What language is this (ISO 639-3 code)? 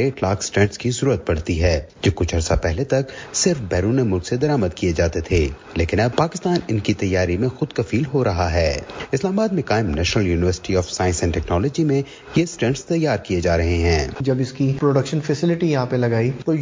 urd